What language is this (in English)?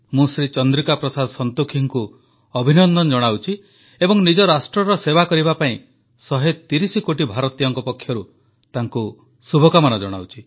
Odia